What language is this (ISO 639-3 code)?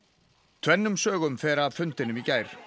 isl